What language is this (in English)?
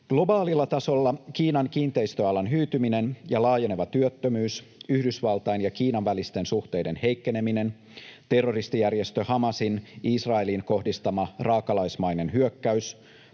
Finnish